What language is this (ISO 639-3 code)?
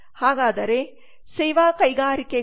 kan